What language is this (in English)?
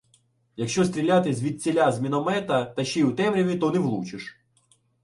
Ukrainian